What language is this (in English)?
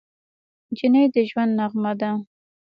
Pashto